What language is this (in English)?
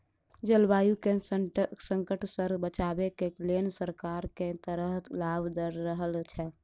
Maithili